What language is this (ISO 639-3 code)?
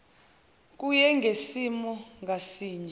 zul